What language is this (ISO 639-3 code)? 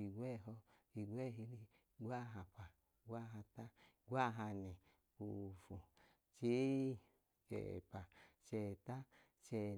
idu